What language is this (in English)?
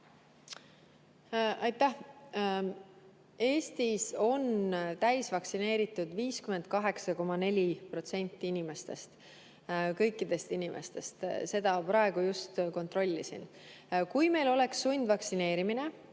Estonian